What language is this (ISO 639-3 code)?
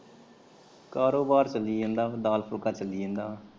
pan